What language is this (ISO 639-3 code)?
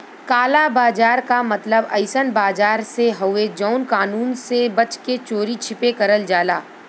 bho